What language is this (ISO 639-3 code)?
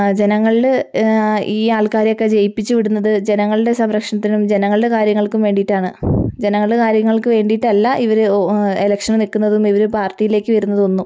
mal